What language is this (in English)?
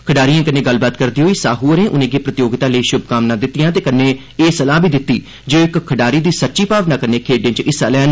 Dogri